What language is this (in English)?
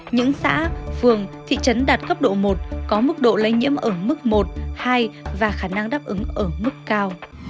Vietnamese